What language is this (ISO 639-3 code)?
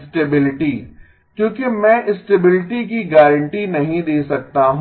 hin